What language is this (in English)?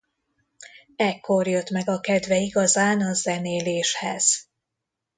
Hungarian